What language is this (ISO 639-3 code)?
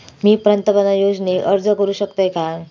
mar